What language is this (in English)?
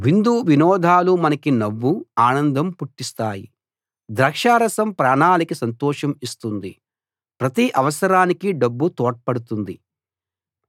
Telugu